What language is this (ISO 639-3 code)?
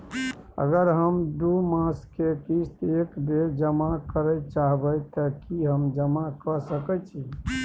mai